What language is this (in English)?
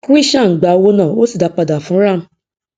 Yoruba